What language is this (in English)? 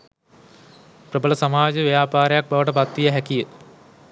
Sinhala